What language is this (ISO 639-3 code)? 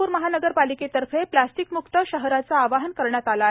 mar